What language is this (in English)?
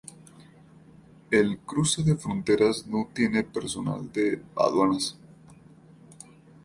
Spanish